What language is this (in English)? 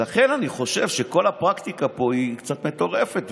Hebrew